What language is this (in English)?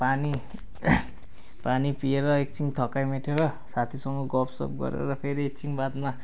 Nepali